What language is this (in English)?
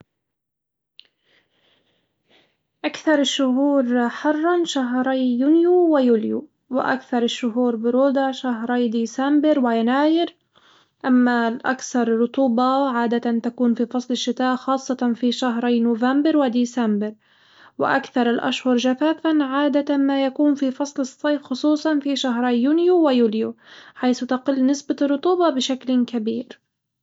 Hijazi Arabic